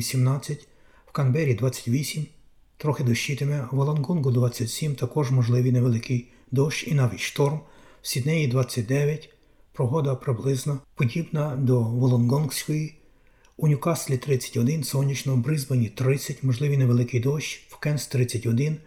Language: Ukrainian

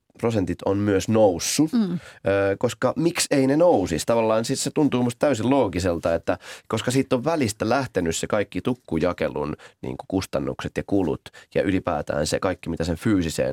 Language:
Finnish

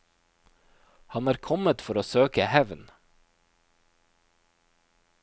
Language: Norwegian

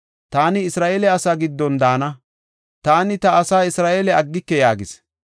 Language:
Gofa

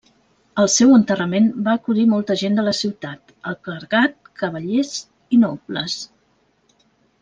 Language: Catalan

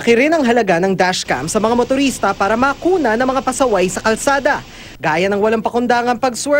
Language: Filipino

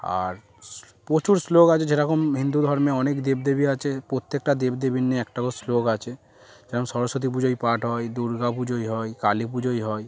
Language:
Bangla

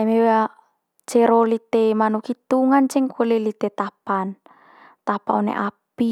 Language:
Manggarai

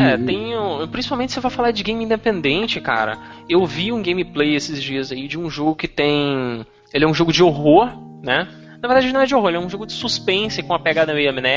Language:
Portuguese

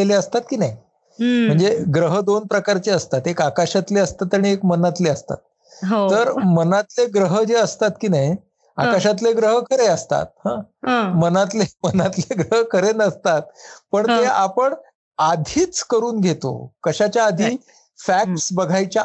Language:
Marathi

